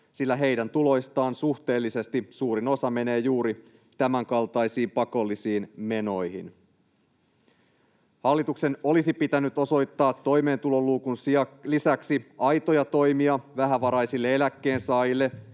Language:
Finnish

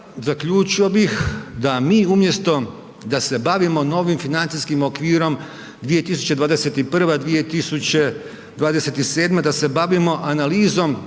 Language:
Croatian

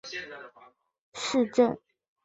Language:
Chinese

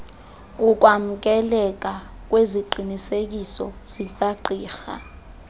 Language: Xhosa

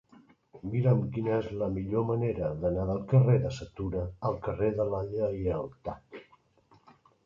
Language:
Catalan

